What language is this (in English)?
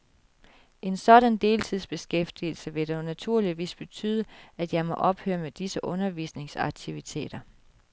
Danish